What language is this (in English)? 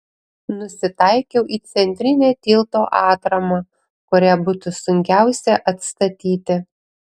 Lithuanian